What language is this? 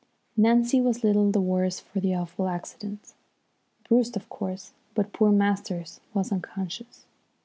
English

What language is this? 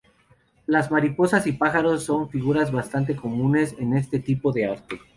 Spanish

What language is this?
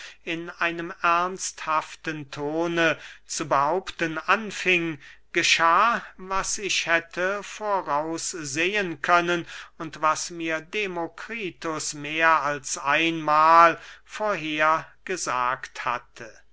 German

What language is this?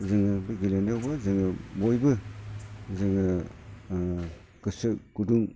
Bodo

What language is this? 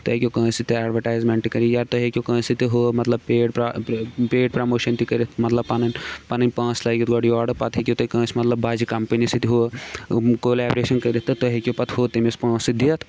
Kashmiri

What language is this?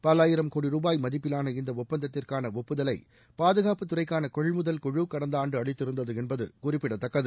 Tamil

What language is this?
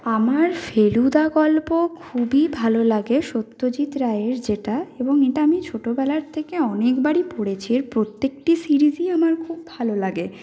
Bangla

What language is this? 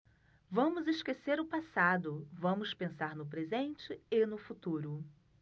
Portuguese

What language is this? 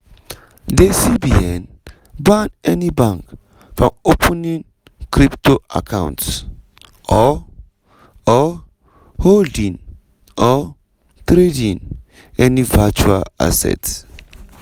Nigerian Pidgin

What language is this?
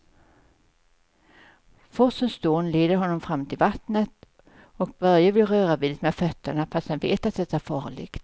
Swedish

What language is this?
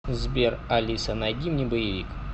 Russian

